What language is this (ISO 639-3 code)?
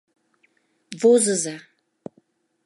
chm